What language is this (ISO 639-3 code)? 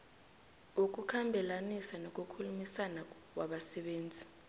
nbl